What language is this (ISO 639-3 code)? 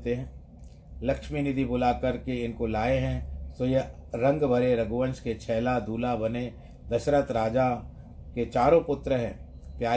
hin